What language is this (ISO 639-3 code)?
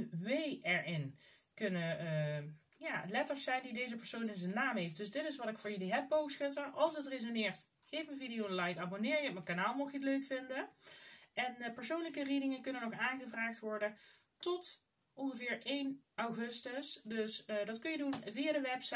nld